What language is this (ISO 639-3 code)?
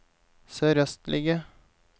nor